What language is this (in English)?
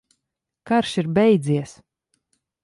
Latvian